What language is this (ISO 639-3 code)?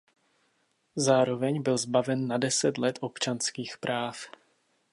ces